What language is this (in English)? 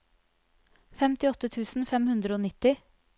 Norwegian